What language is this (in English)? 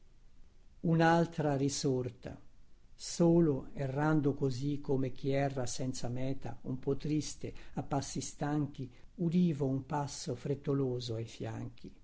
Italian